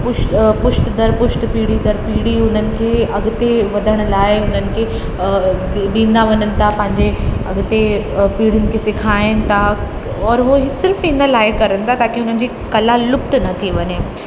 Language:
Sindhi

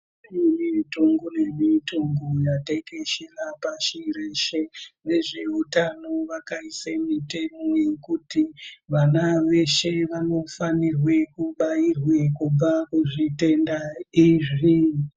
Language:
Ndau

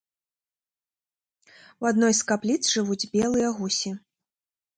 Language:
Belarusian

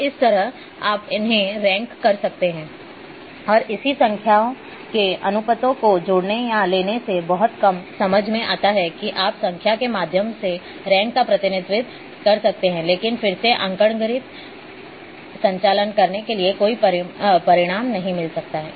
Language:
Hindi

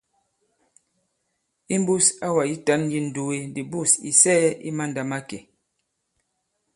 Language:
Bankon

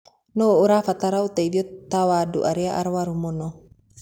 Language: Kikuyu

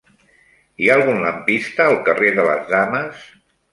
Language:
Catalan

